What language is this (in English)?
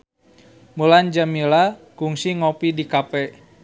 Sundanese